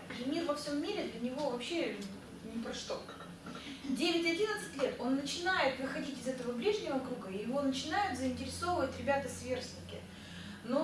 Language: Russian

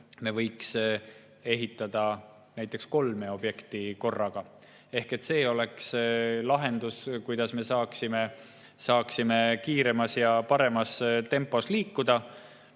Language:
Estonian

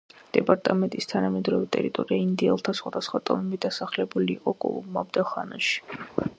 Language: Georgian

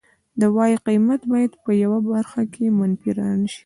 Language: Pashto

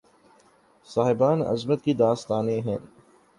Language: Urdu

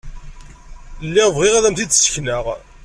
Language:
Kabyle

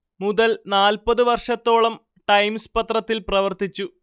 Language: Malayalam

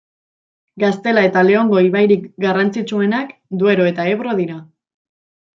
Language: Basque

